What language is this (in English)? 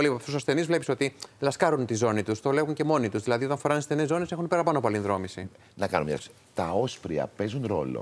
Greek